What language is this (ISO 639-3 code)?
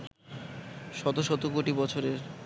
ben